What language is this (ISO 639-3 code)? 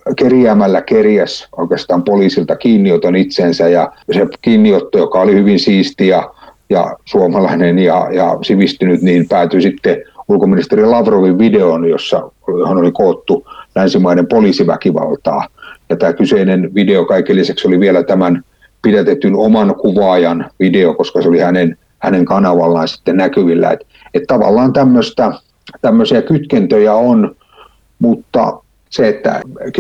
fin